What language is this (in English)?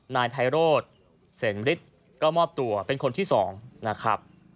Thai